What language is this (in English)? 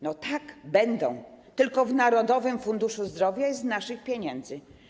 Polish